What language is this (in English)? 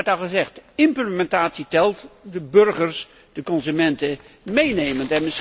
Dutch